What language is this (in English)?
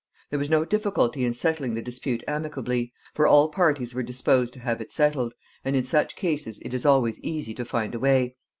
English